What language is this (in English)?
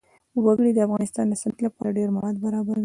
Pashto